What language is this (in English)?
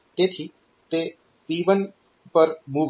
Gujarati